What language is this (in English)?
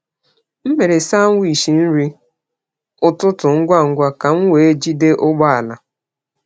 Igbo